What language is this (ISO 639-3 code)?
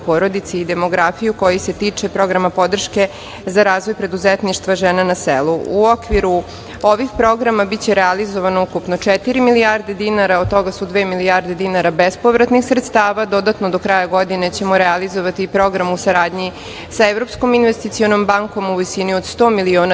srp